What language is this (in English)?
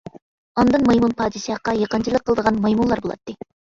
Uyghur